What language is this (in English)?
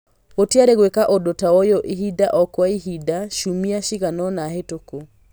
Kikuyu